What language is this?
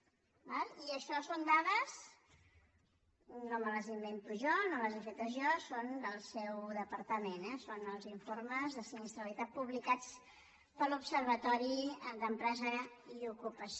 Catalan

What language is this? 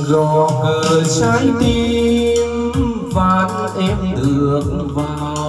Vietnamese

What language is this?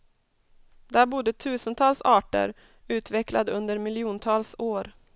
Swedish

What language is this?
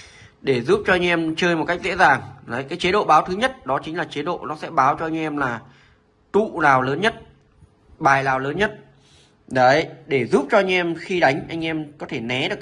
Vietnamese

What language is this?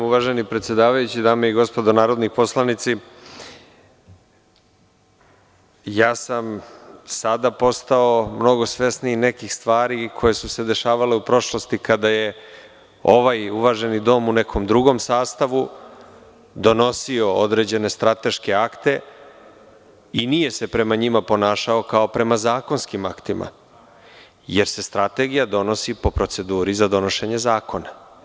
Serbian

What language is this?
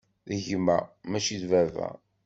Kabyle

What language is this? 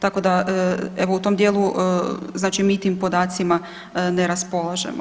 Croatian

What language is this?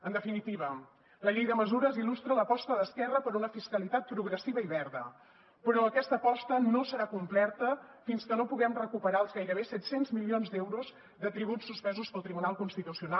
Catalan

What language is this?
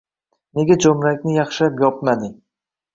Uzbek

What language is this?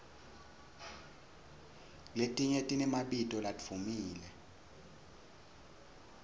Swati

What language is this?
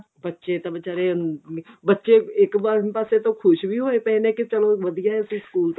Punjabi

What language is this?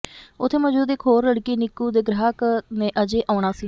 Punjabi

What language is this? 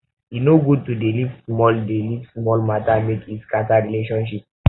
Nigerian Pidgin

